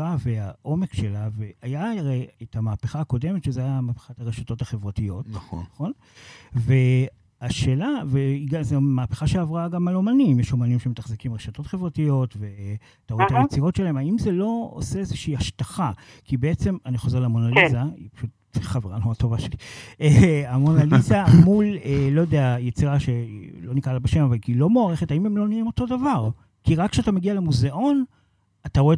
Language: Hebrew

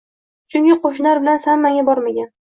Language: Uzbek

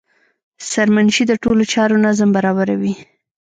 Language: Pashto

